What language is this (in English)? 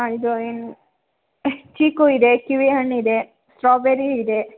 Kannada